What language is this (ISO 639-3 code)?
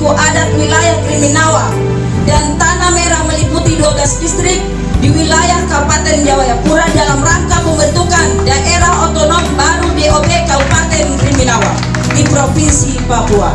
ind